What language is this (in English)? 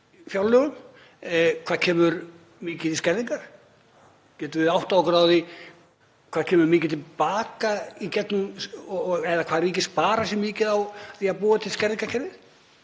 Icelandic